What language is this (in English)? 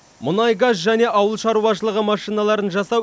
Kazakh